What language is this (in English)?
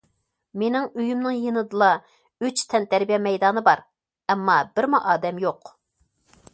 Uyghur